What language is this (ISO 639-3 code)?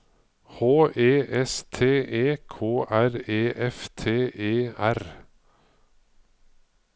nor